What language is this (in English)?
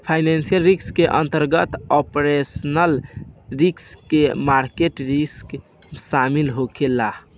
Bhojpuri